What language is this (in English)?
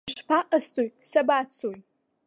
Abkhazian